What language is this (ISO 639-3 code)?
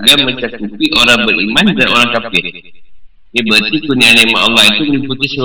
msa